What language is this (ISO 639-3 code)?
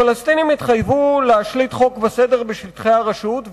heb